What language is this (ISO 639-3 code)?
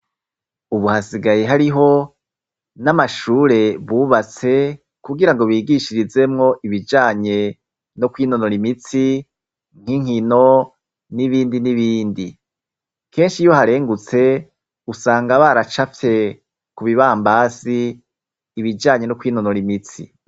run